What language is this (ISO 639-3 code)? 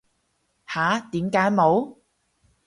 yue